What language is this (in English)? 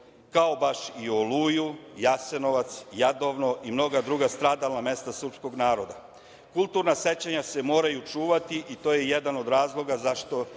Serbian